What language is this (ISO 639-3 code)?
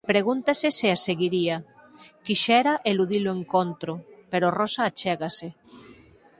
glg